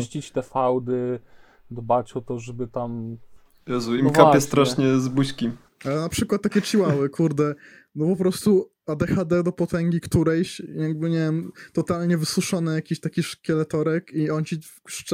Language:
Polish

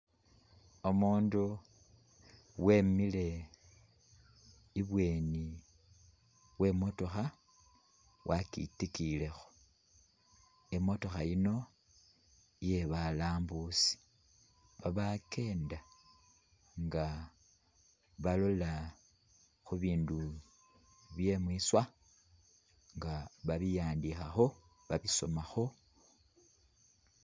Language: Masaaba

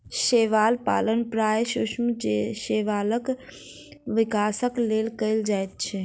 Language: Maithili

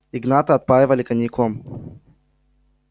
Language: Russian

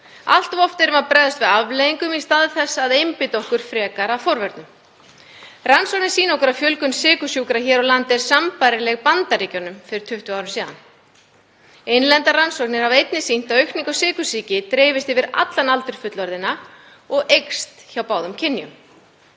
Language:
Icelandic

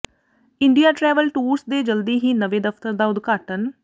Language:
Punjabi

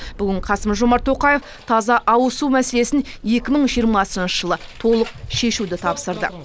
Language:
Kazakh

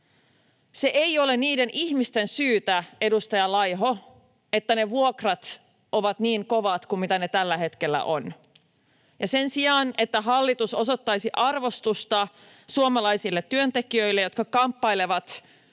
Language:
Finnish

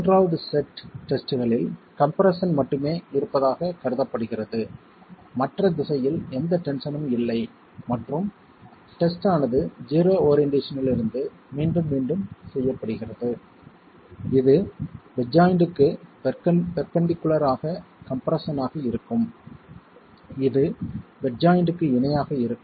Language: Tamil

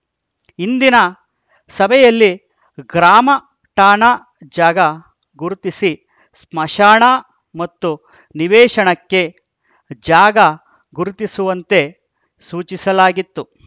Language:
Kannada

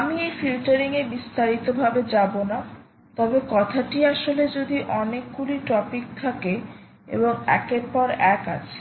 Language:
Bangla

